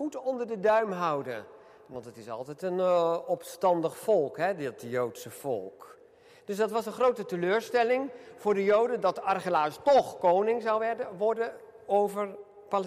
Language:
Dutch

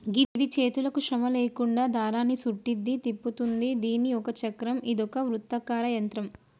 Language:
Telugu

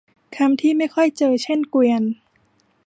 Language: Thai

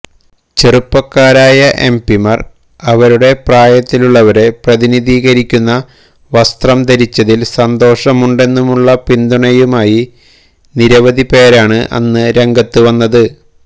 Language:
Malayalam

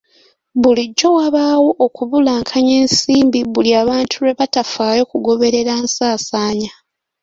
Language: Ganda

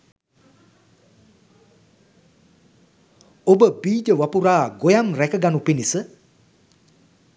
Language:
Sinhala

